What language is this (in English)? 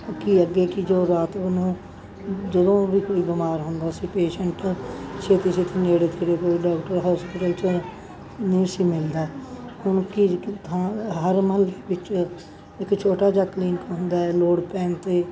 Punjabi